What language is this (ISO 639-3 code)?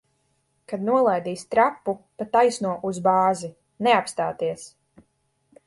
lav